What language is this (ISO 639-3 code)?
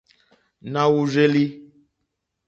bri